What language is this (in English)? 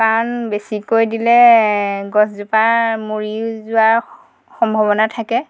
Assamese